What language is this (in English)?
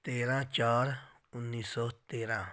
Punjabi